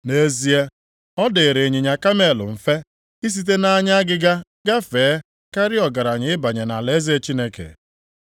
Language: Igbo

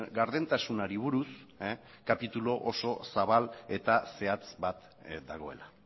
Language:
Basque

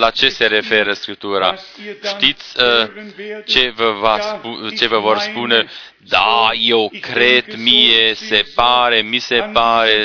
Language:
Romanian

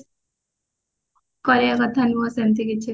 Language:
Odia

